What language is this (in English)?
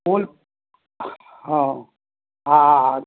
Maithili